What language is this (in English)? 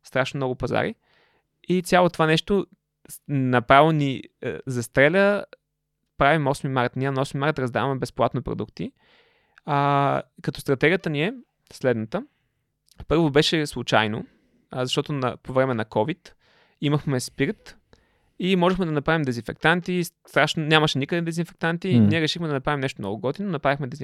Bulgarian